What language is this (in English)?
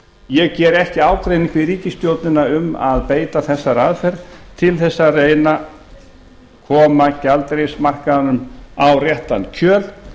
Icelandic